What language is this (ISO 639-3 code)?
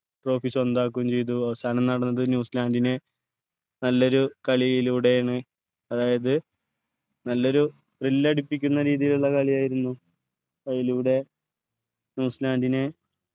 mal